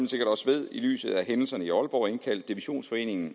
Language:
Danish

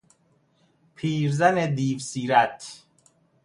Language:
Persian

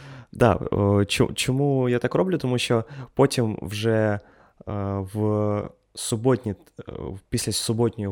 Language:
Ukrainian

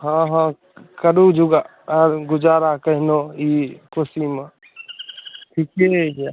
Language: Maithili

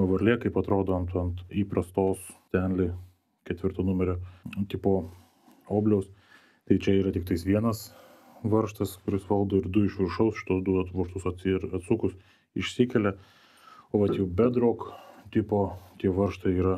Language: Lithuanian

